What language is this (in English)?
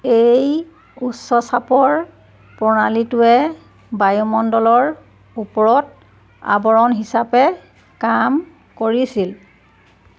Assamese